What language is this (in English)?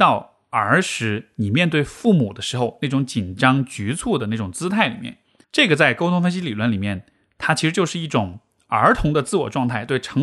Chinese